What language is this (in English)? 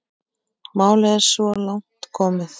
Icelandic